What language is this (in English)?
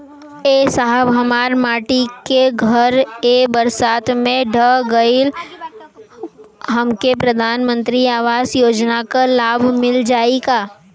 Bhojpuri